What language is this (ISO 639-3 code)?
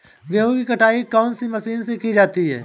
hin